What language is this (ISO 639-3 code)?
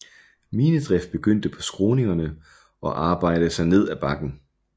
dan